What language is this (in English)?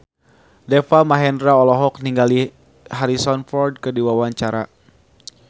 Sundanese